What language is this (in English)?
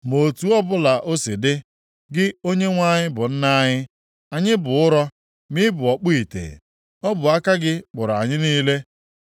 Igbo